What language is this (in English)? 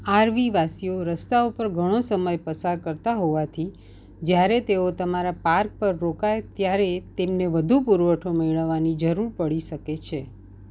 Gujarati